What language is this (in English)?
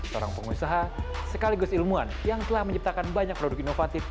Indonesian